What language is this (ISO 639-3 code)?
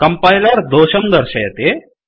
san